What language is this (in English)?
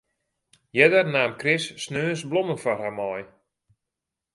Western Frisian